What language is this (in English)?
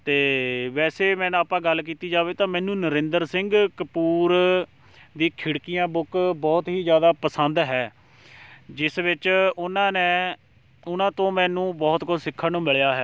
Punjabi